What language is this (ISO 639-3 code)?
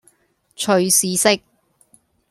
yue